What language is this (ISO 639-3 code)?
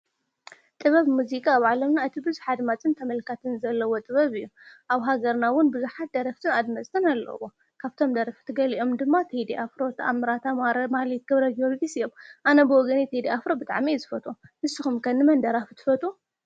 tir